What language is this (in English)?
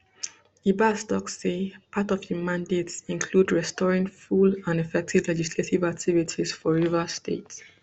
Nigerian Pidgin